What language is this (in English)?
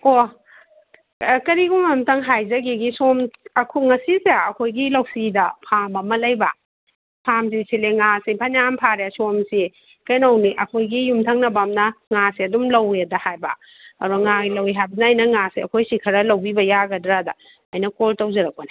Manipuri